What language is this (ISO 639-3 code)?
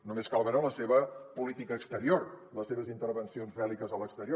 cat